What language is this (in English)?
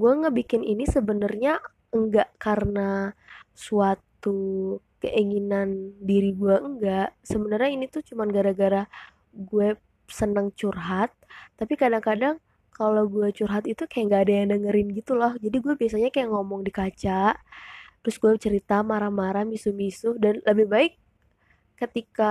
Indonesian